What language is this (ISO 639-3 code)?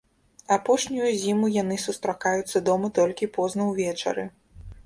bel